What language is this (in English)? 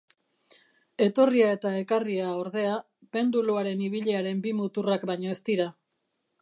Basque